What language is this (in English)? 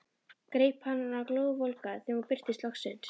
Icelandic